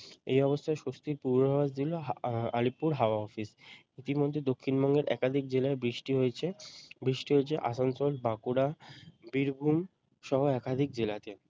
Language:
Bangla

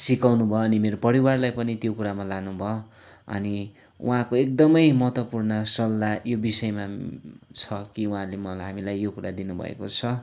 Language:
Nepali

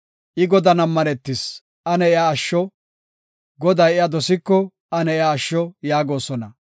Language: Gofa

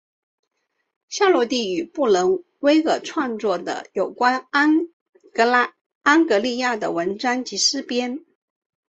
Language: Chinese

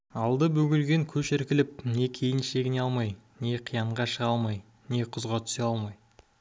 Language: Kazakh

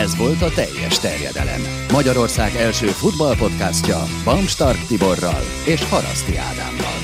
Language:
Hungarian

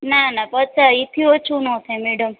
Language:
Gujarati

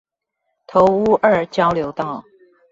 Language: Chinese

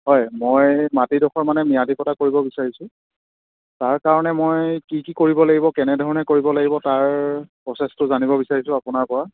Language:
Assamese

